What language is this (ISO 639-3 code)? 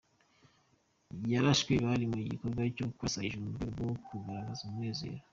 kin